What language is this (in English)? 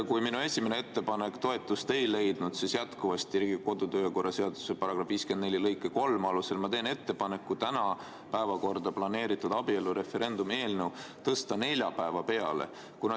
Estonian